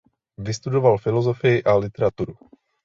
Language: Czech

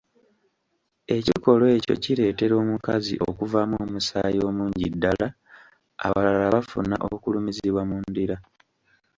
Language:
Ganda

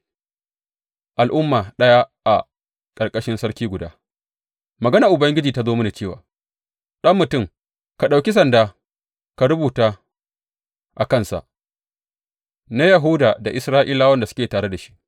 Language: Hausa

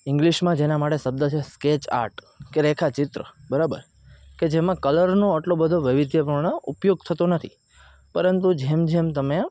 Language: Gujarati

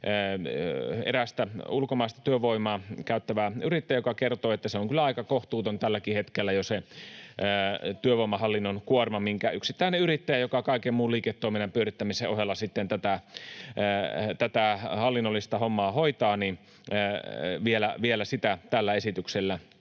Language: Finnish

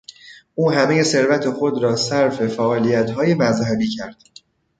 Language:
Persian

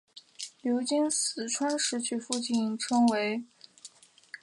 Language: Chinese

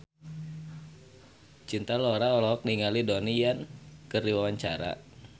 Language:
Sundanese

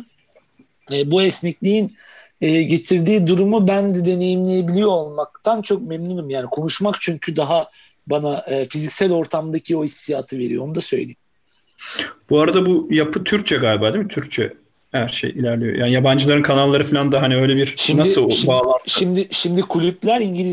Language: Turkish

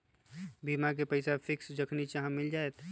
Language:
Magahi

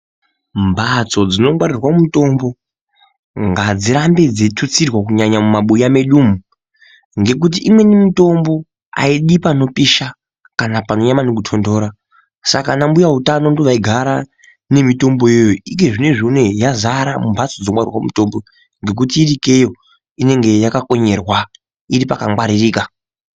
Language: Ndau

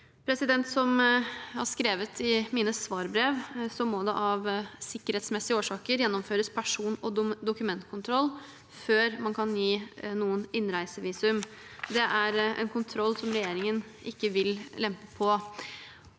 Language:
Norwegian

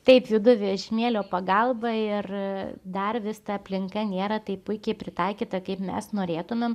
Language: Lithuanian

